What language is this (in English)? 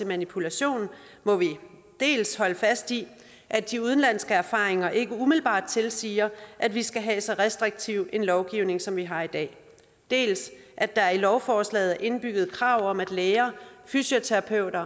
Danish